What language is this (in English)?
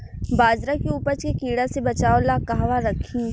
Bhojpuri